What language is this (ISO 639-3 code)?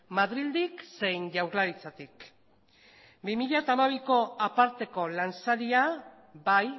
eus